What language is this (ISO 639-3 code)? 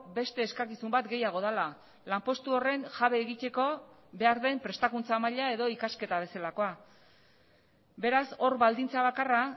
eus